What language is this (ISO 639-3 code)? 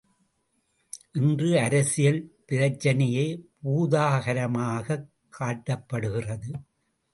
tam